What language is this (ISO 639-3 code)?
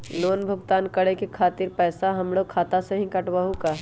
mag